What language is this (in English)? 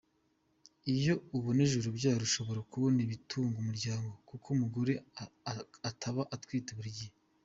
Kinyarwanda